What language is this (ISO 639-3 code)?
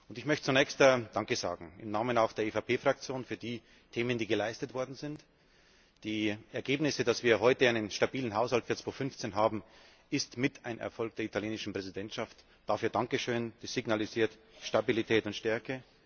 deu